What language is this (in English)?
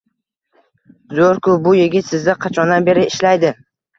Uzbek